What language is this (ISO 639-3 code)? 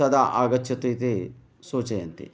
san